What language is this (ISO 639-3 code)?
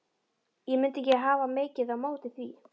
isl